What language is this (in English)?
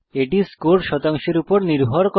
Bangla